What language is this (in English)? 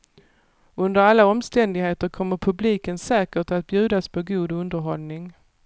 Swedish